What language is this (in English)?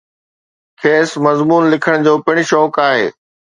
Sindhi